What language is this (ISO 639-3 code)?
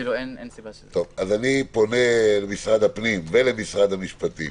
heb